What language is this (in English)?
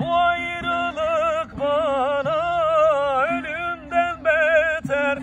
Turkish